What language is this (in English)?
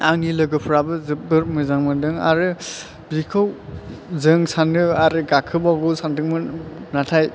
Bodo